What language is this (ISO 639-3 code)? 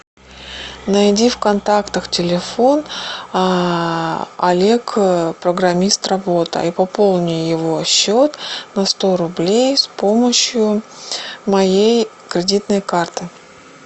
rus